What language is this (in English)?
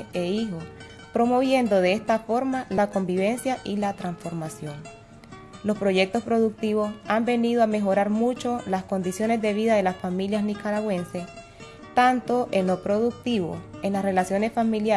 Spanish